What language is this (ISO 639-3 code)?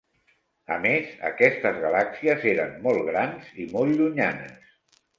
cat